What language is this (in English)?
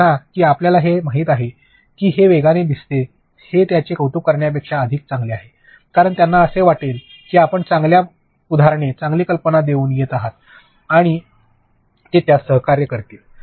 Marathi